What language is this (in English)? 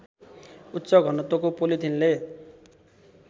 Nepali